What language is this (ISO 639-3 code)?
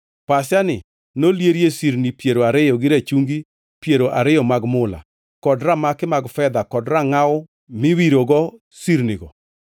luo